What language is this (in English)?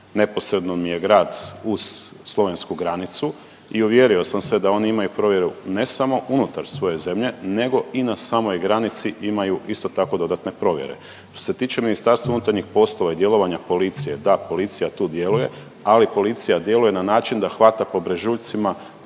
Croatian